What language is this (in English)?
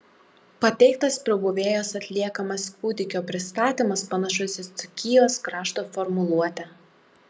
Lithuanian